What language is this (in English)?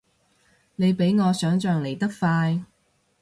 Cantonese